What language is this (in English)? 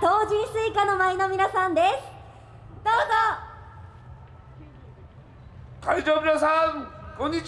Japanese